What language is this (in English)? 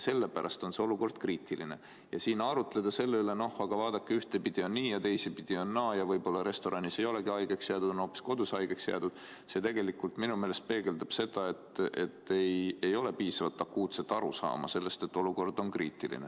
Estonian